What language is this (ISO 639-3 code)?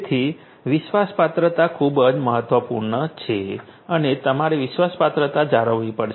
guj